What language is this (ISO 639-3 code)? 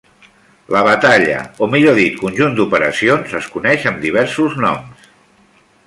cat